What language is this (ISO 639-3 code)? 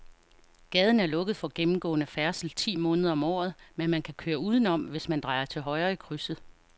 dan